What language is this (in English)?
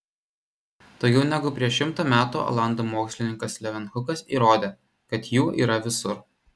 Lithuanian